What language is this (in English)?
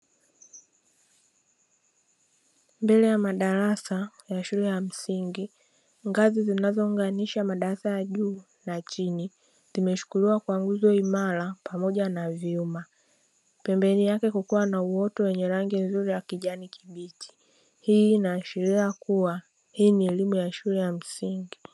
Swahili